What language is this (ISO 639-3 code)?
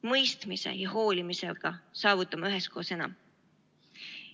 est